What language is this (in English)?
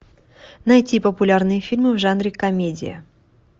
Russian